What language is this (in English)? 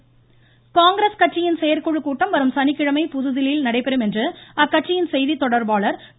Tamil